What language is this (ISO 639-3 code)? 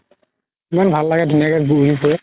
asm